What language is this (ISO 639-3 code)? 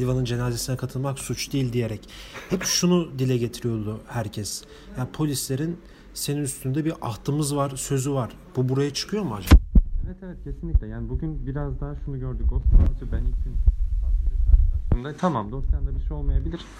tur